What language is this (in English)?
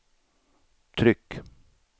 Swedish